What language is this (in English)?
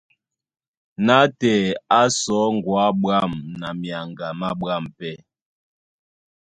Duala